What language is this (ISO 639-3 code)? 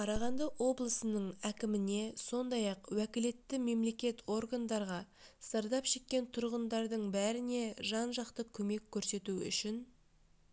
kaz